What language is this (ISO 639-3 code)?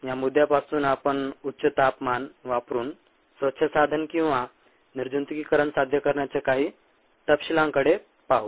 mar